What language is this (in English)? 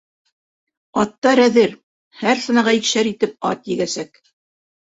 Bashkir